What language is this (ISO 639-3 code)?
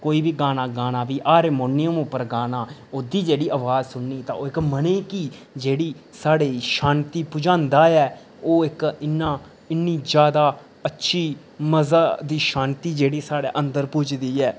doi